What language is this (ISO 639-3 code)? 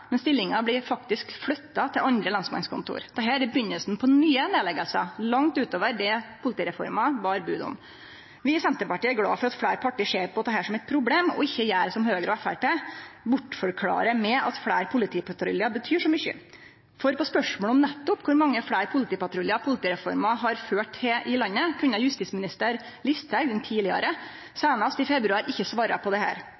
nno